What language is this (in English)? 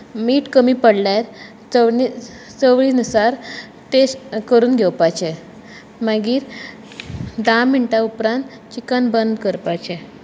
Konkani